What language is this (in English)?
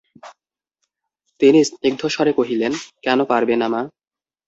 Bangla